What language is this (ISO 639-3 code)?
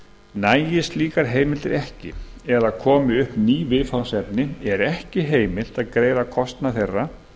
isl